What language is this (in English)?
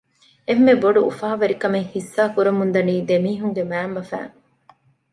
Divehi